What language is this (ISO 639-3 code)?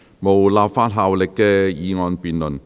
yue